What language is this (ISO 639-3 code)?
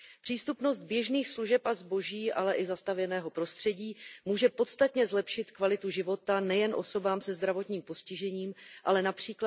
ces